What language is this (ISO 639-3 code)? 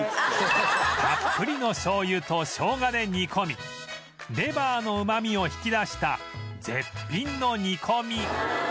jpn